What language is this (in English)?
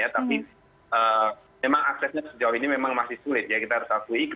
Indonesian